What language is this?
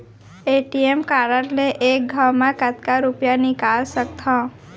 Chhattisgarhi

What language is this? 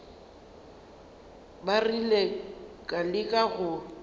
Northern Sotho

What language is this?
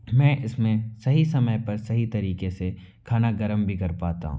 Hindi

